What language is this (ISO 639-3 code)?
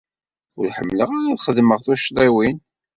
kab